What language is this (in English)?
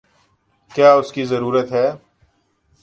Urdu